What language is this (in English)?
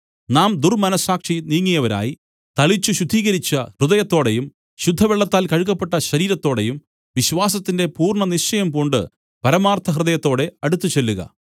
Malayalam